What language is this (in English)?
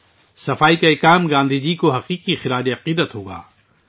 Urdu